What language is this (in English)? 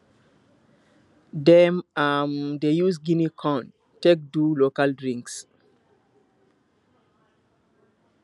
Nigerian Pidgin